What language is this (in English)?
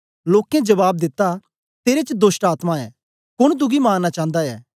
Dogri